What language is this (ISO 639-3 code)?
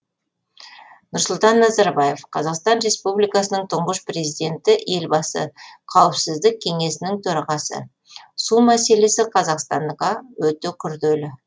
kaz